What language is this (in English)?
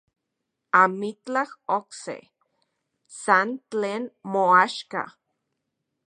Central Puebla Nahuatl